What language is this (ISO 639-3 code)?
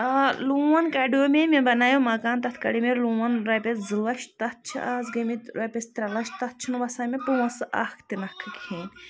kas